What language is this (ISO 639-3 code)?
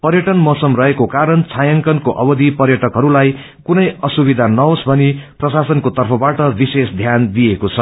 nep